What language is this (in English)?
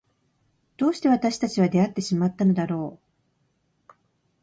Japanese